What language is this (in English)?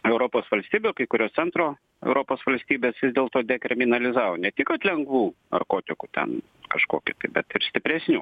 Lithuanian